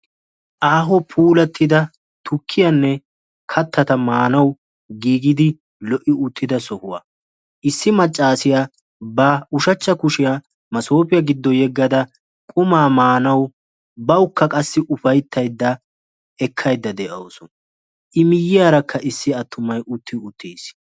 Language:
Wolaytta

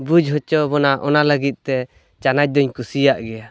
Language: Santali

